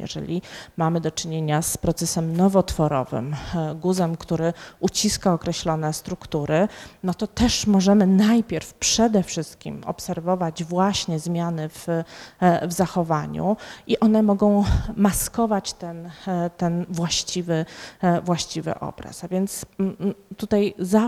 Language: Polish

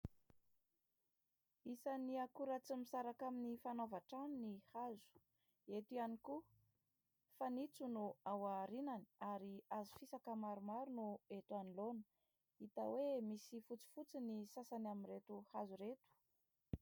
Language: Malagasy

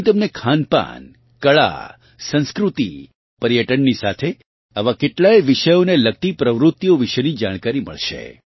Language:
Gujarati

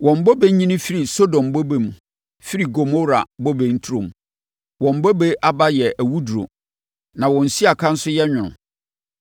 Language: Akan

